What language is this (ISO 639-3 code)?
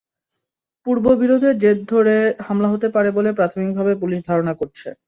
ben